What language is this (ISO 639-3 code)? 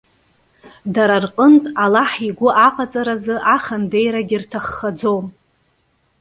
abk